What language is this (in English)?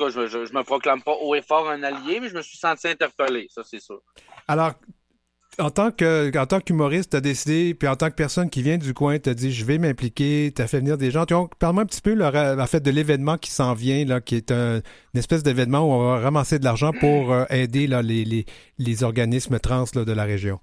French